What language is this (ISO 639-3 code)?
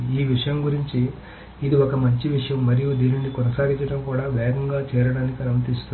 tel